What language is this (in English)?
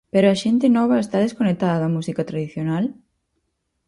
Galician